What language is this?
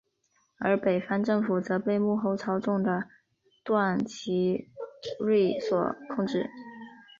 Chinese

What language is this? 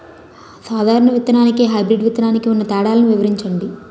Telugu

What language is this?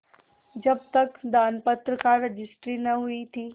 Hindi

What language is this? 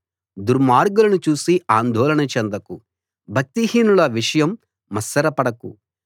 Telugu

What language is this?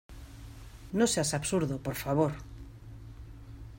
Spanish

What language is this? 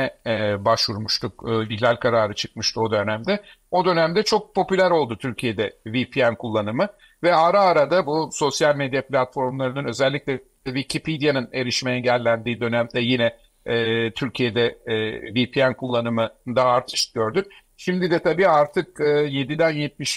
Turkish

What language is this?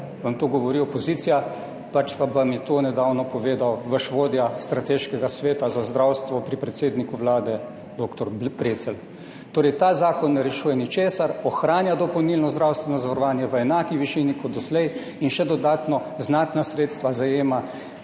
Slovenian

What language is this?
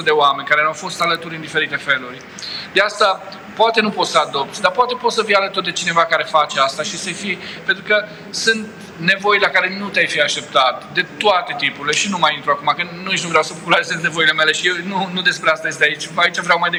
Romanian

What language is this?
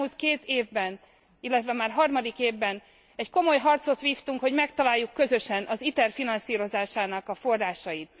Hungarian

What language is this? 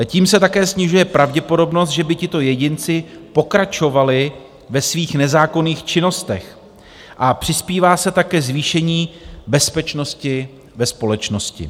Czech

